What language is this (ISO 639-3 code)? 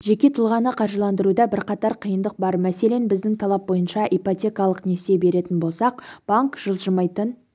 kaz